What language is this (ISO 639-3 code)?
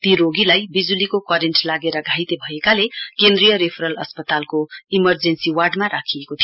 nep